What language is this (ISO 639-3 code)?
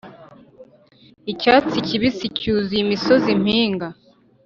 kin